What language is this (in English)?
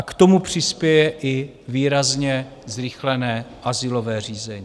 Czech